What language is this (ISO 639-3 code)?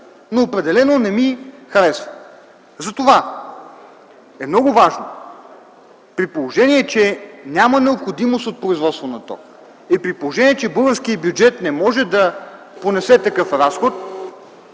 bul